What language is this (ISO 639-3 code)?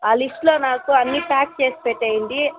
tel